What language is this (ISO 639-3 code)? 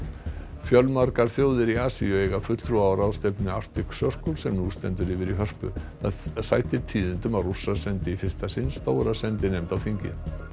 isl